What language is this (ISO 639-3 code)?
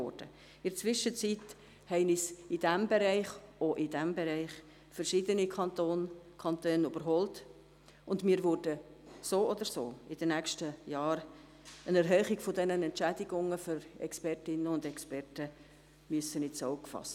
gsw